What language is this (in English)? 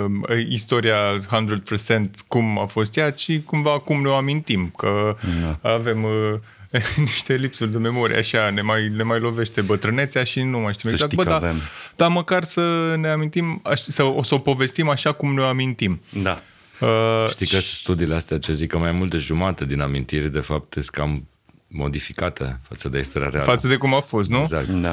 Romanian